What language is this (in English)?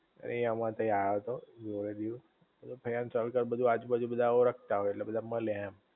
Gujarati